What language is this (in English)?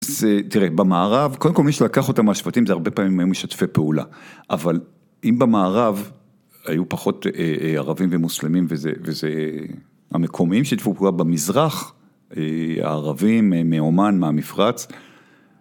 Hebrew